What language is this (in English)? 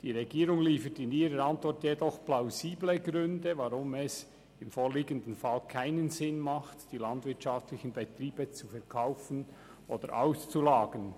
Swiss German